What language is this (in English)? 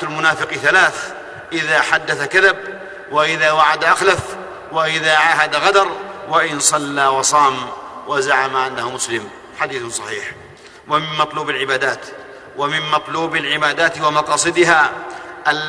Arabic